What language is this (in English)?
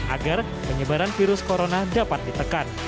Indonesian